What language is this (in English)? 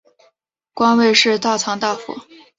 Chinese